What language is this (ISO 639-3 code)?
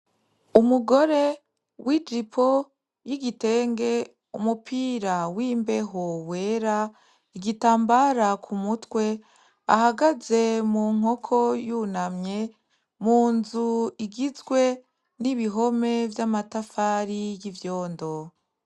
run